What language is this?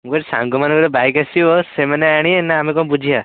Odia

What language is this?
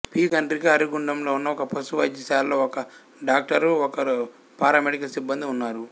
Telugu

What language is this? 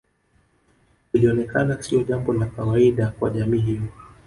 Swahili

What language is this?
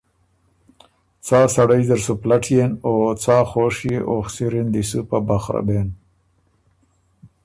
Ormuri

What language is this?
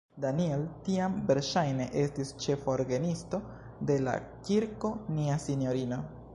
Esperanto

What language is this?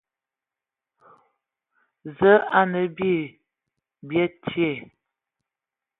Ewondo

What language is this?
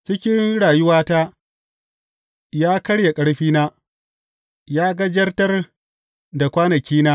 Hausa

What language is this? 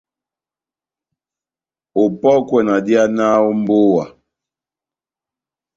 Batanga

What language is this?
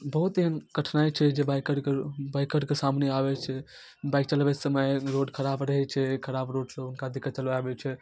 Maithili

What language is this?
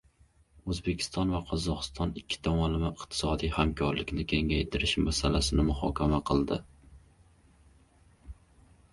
Uzbek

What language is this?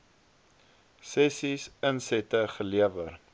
Afrikaans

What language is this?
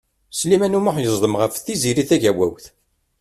Kabyle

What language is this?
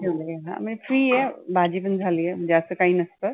Marathi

